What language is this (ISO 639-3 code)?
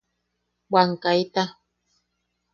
yaq